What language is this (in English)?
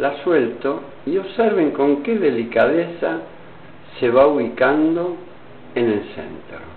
Spanish